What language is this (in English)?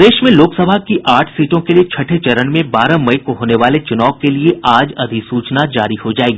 Hindi